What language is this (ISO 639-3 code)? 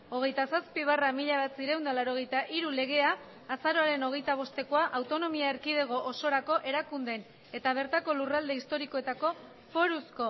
eus